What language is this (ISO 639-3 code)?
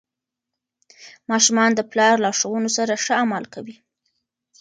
pus